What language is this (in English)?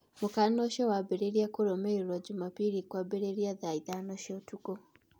Kikuyu